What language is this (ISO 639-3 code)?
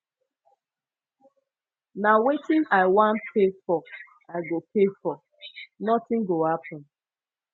pcm